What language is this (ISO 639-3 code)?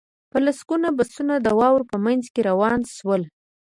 pus